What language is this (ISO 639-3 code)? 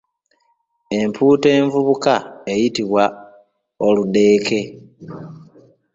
lug